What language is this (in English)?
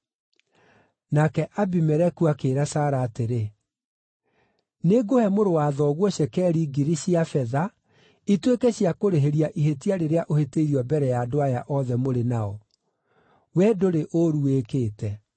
Kikuyu